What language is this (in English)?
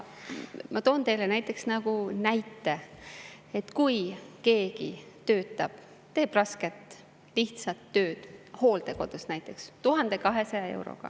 Estonian